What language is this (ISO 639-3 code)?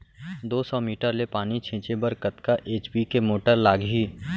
hne